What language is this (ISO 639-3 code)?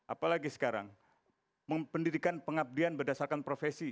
ind